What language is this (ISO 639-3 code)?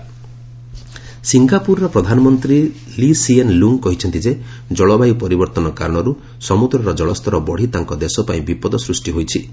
ori